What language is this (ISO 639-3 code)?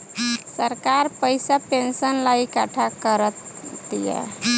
bho